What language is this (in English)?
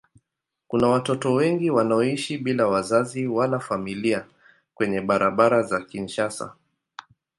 Swahili